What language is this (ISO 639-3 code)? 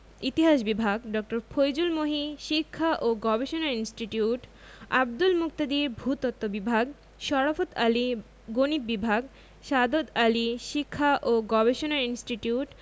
ben